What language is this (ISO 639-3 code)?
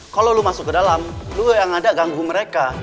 ind